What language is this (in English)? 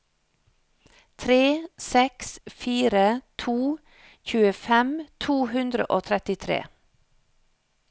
Norwegian